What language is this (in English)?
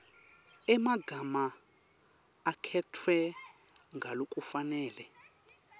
Swati